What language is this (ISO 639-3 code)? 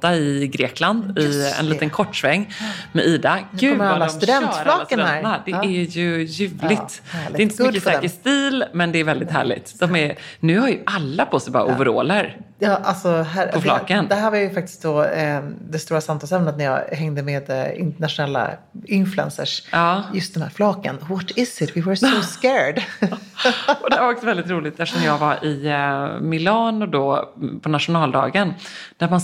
swe